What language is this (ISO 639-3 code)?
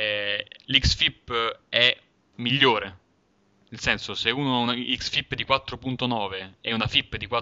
ita